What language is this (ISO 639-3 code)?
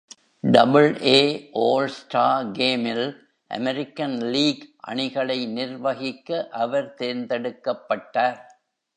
tam